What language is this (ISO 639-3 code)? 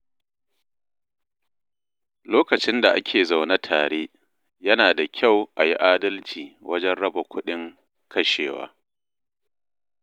hau